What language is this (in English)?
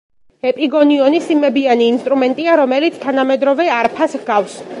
Georgian